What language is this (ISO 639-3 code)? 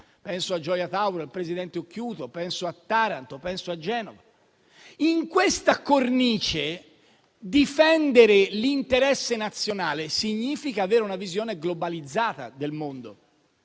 ita